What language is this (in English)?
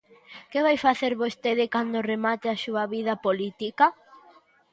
Galician